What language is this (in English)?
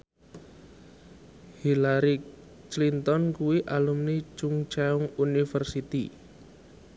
Javanese